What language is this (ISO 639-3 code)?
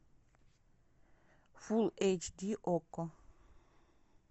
rus